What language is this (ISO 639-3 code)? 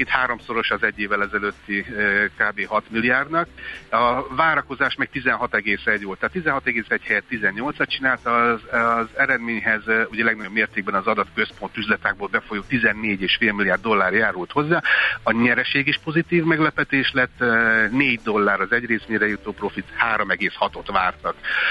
hun